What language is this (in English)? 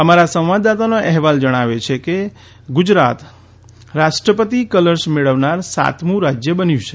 Gujarati